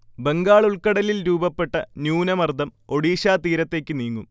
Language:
Malayalam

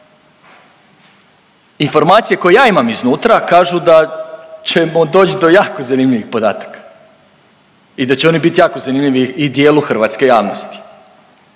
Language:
Croatian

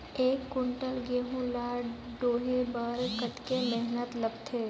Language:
Chhattisgarhi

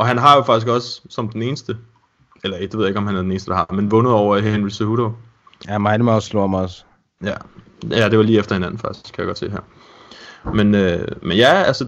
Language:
Danish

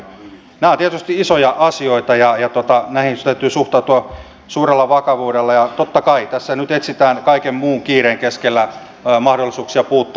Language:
Finnish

